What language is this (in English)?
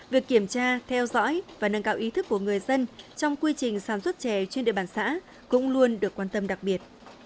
Vietnamese